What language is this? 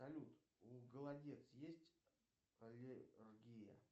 Russian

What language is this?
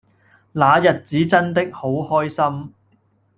Cantonese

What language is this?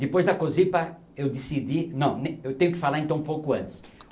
Portuguese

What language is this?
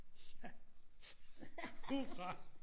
Danish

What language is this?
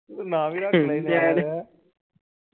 Punjabi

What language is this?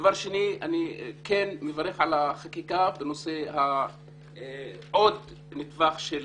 Hebrew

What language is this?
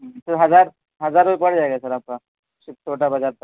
Urdu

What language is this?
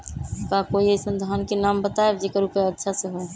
Magahi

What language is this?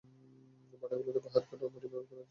Bangla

